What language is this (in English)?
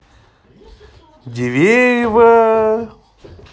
Russian